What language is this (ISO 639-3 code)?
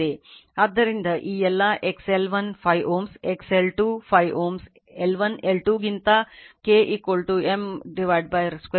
kan